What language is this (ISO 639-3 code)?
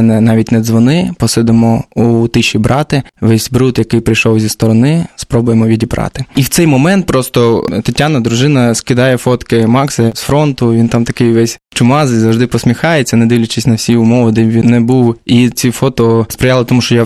ukr